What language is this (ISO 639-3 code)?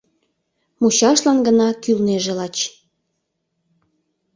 chm